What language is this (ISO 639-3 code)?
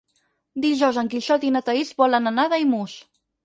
cat